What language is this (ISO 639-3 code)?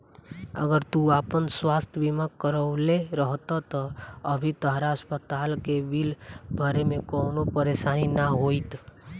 bho